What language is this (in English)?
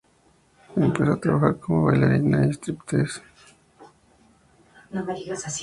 Spanish